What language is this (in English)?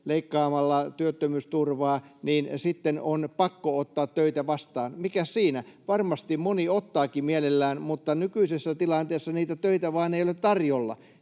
Finnish